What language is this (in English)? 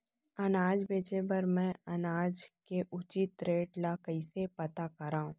Chhattisgarhi